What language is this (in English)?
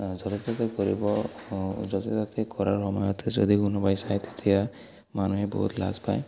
Assamese